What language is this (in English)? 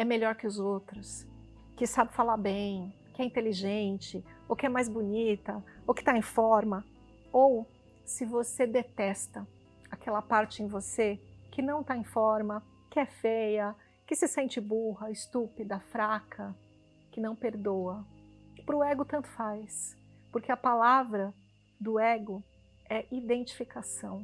Portuguese